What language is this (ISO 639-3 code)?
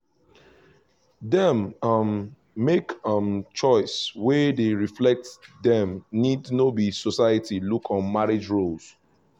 pcm